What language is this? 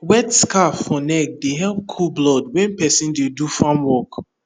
Nigerian Pidgin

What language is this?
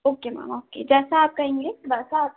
Hindi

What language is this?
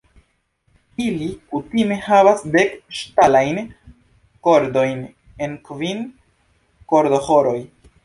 Esperanto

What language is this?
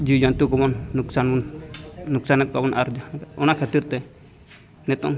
Santali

